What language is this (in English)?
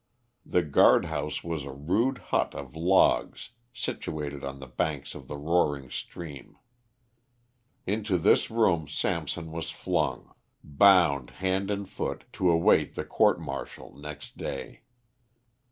English